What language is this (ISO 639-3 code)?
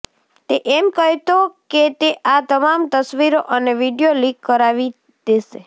guj